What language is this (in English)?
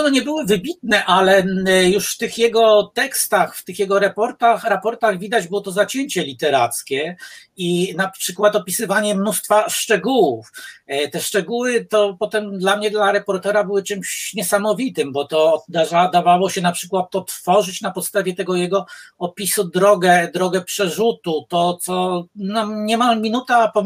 Polish